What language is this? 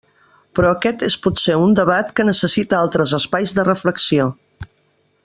Catalan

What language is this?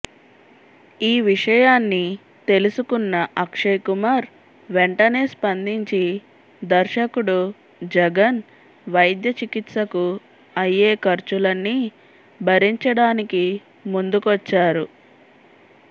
Telugu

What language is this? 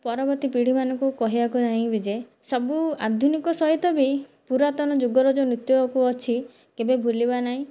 Odia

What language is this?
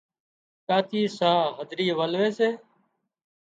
Wadiyara Koli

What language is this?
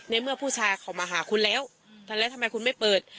Thai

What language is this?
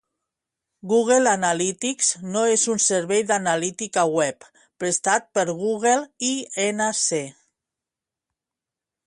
Catalan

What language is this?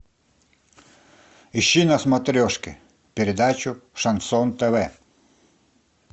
Russian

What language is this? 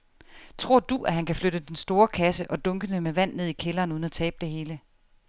Danish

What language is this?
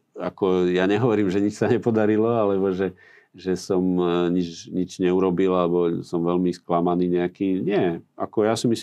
Slovak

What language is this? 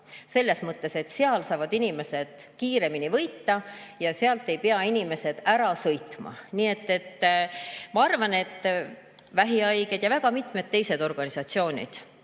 Estonian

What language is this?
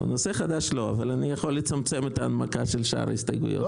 Hebrew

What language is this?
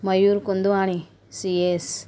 Sindhi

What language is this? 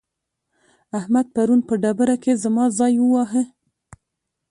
Pashto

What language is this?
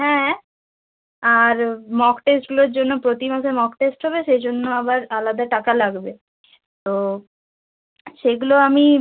Bangla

